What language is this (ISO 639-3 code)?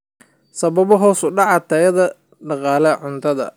som